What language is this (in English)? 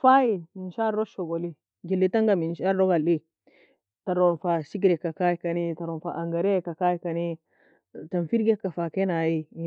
Nobiin